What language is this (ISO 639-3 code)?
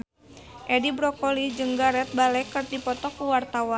sun